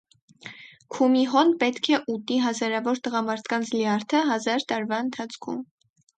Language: Armenian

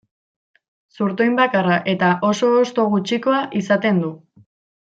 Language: Basque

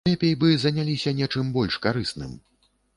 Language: Belarusian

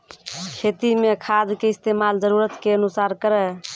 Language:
Maithili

